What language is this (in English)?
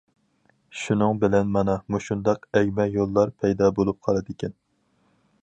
Uyghur